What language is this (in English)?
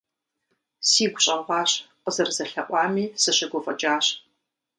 Kabardian